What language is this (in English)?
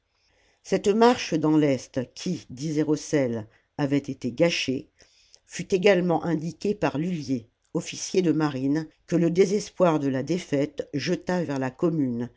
French